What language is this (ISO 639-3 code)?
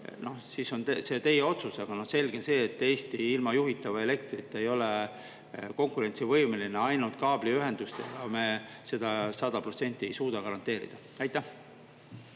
est